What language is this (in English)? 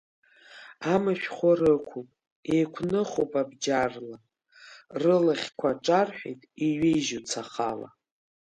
Abkhazian